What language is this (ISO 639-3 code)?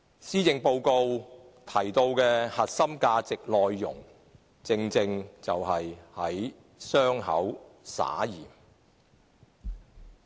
yue